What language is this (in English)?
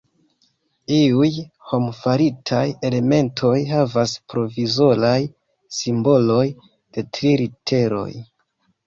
Esperanto